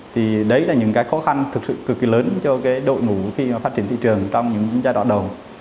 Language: Vietnamese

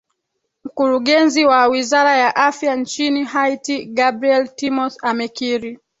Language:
Swahili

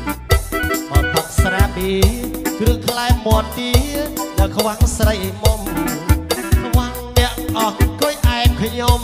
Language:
Thai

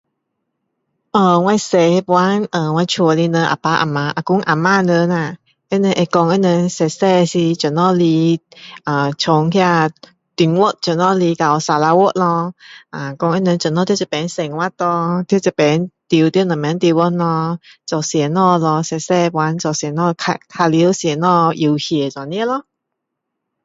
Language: Min Dong Chinese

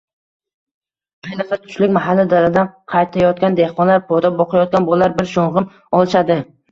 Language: Uzbek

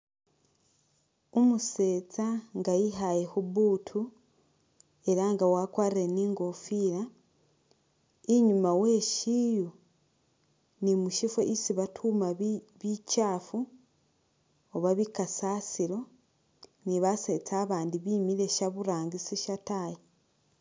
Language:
Masaaba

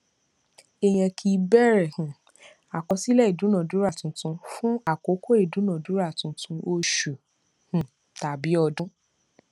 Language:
Yoruba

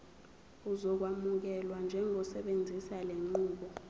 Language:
Zulu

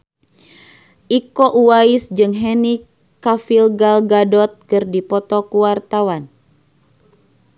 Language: Sundanese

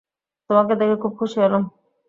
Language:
Bangla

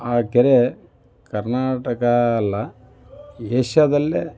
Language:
Kannada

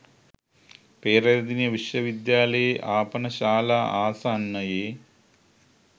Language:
Sinhala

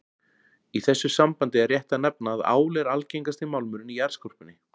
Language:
Icelandic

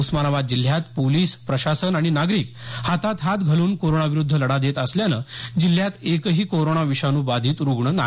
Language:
Marathi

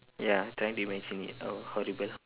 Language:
English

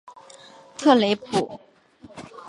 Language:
Chinese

